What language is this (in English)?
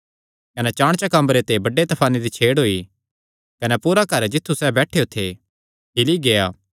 Kangri